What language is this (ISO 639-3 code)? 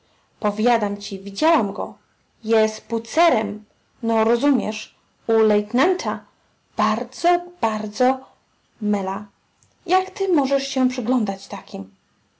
pol